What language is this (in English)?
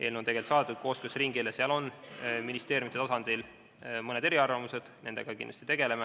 Estonian